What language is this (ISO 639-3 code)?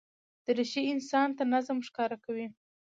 pus